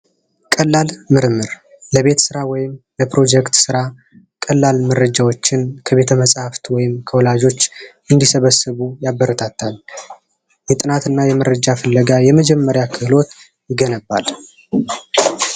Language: Amharic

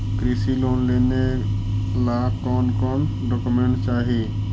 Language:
Magahi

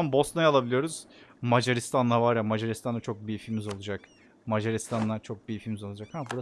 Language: Turkish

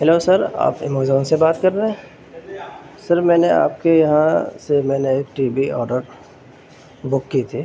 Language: Urdu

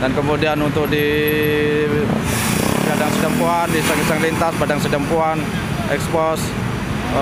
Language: Indonesian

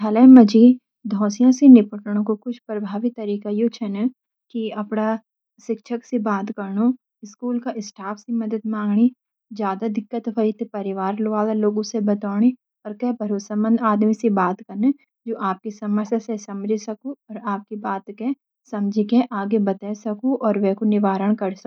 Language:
Garhwali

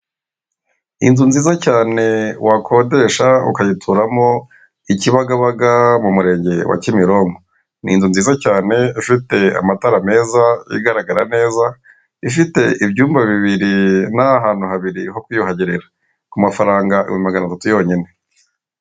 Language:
Kinyarwanda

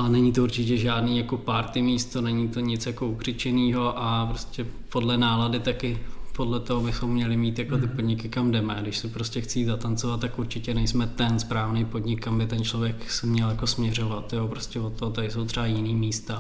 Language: Czech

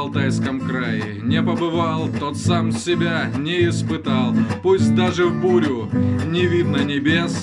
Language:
Russian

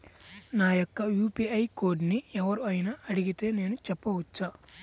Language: Telugu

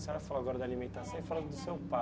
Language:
Portuguese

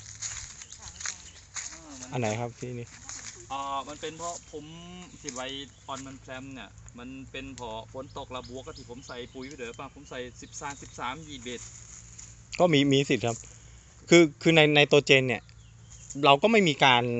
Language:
Thai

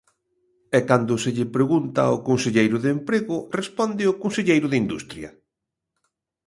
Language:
Galician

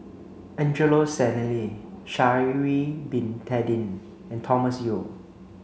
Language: English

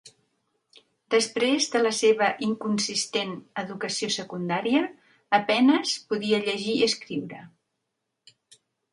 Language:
Catalan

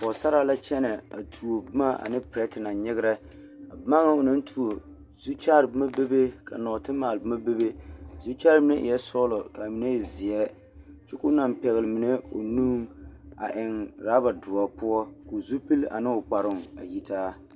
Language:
Southern Dagaare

